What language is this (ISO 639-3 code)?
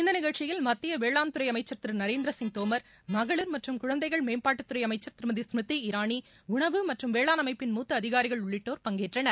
tam